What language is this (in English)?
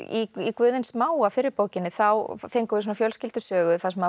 Icelandic